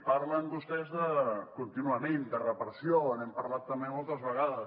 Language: Catalan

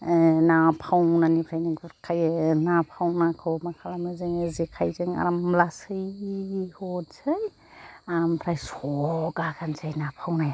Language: Bodo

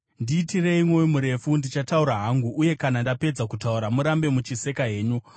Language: Shona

